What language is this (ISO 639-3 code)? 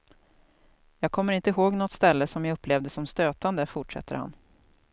swe